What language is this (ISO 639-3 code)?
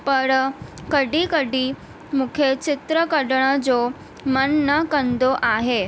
snd